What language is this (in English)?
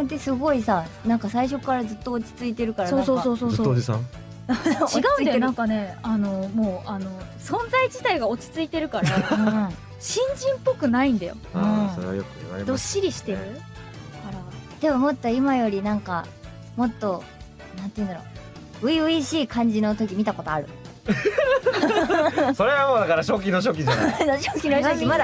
Japanese